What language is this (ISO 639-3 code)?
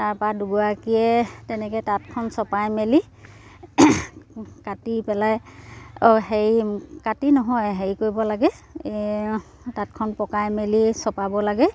asm